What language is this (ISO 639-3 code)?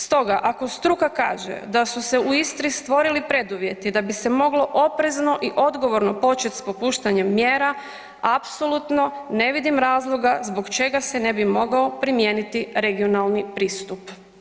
hrv